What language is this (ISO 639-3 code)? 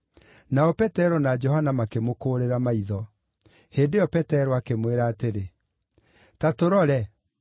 kik